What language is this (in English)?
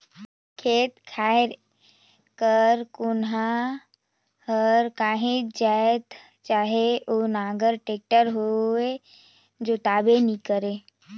Chhattisgarhi